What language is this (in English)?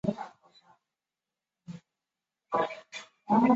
Chinese